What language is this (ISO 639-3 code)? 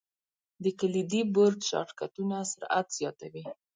pus